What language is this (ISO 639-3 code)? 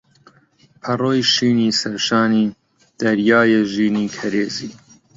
ckb